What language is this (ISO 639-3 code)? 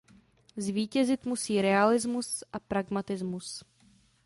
ces